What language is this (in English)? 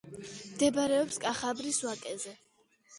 Georgian